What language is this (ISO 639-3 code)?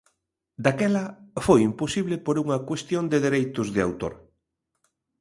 glg